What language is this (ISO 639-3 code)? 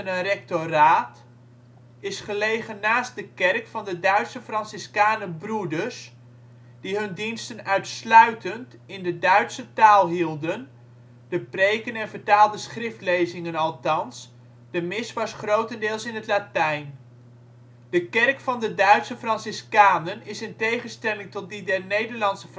nld